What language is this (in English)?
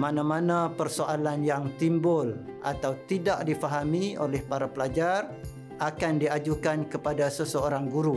Malay